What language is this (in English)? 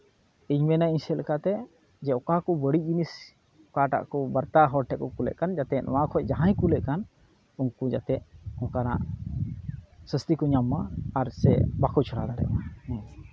Santali